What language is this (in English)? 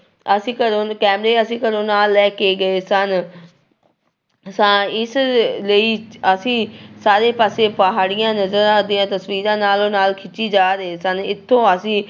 Punjabi